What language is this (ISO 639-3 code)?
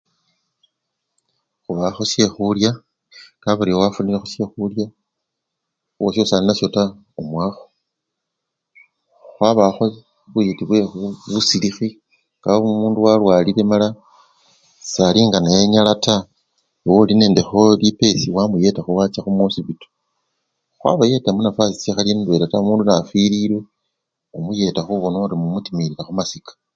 luy